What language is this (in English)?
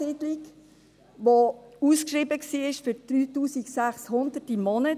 Swiss German